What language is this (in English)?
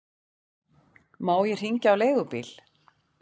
Icelandic